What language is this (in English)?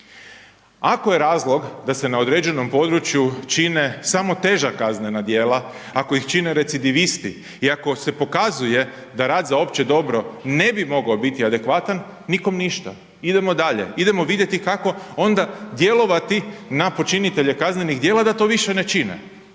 Croatian